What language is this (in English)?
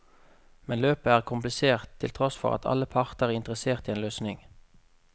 Norwegian